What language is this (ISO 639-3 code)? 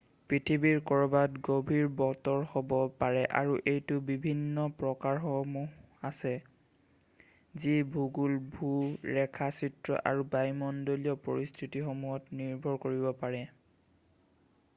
asm